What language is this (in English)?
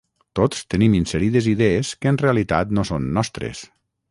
Catalan